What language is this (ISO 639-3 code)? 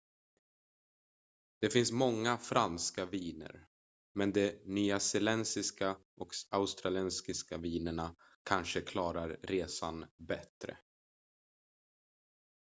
swe